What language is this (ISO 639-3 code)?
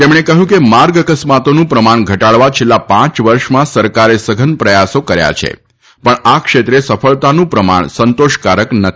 guj